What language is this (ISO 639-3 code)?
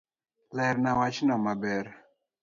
luo